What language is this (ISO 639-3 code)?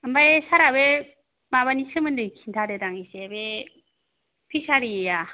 brx